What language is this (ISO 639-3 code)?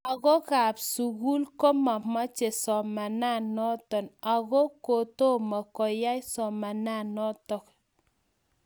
kln